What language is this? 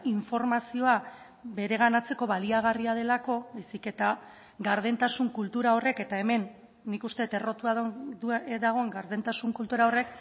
Basque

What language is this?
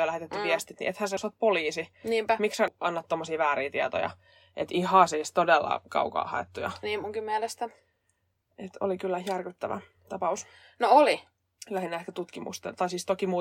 Finnish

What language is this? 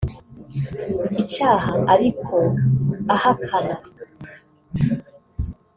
Kinyarwanda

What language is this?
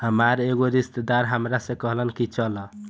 Bhojpuri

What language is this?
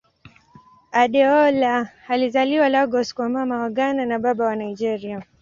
Swahili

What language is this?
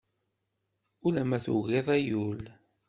Kabyle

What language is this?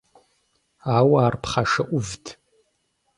Kabardian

